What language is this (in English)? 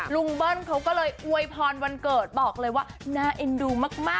Thai